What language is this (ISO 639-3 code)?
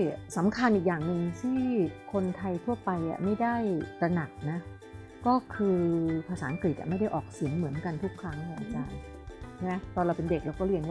tha